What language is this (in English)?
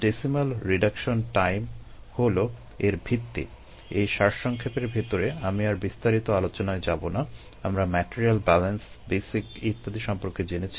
Bangla